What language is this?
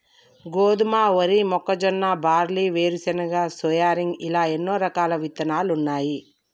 Telugu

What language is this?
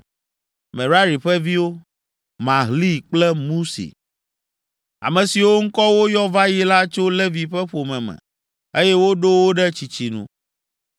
Ewe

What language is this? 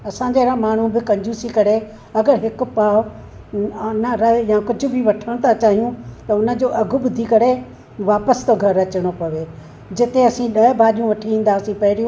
Sindhi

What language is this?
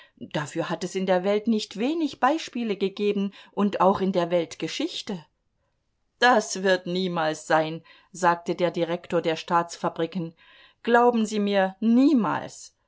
German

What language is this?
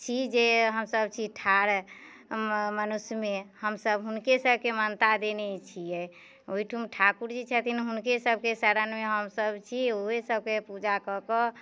Maithili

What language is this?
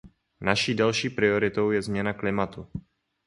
Czech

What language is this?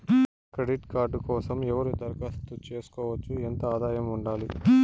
Telugu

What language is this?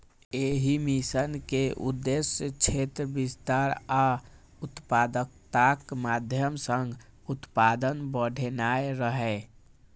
Maithili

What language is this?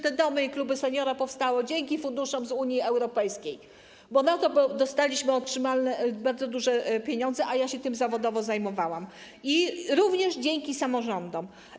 Polish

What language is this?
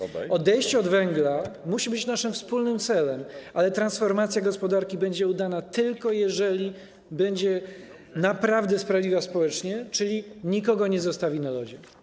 Polish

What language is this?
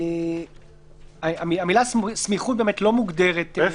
Hebrew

